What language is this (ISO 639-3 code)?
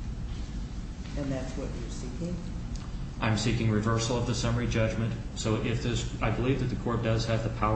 eng